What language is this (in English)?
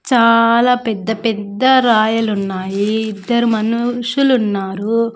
Telugu